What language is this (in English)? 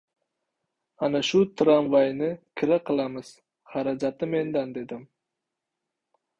Uzbek